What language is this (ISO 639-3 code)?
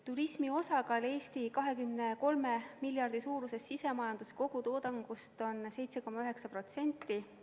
est